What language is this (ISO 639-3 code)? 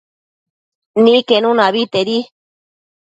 mcf